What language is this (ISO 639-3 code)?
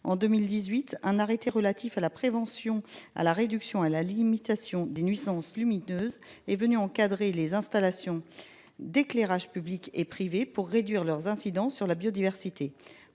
fra